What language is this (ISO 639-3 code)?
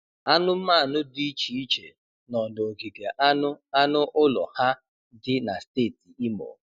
ibo